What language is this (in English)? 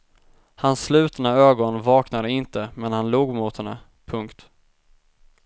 Swedish